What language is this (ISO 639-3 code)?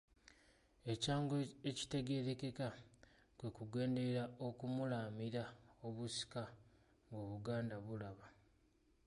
lug